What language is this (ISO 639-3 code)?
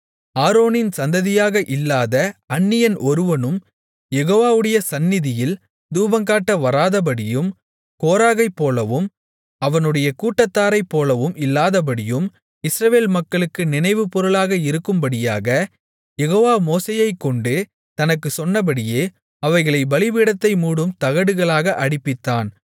tam